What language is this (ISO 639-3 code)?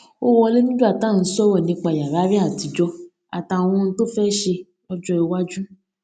yor